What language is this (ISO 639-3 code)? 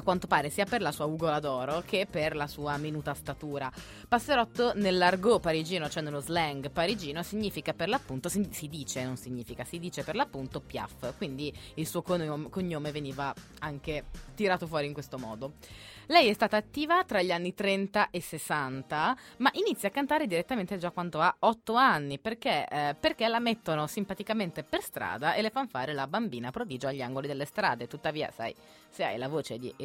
ita